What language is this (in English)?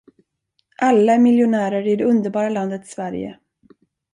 Swedish